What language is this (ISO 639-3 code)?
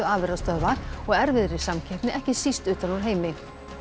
isl